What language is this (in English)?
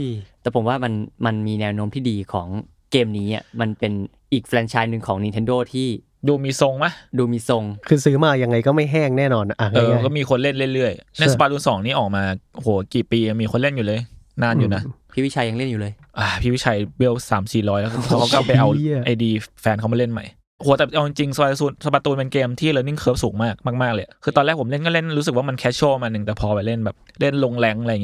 Thai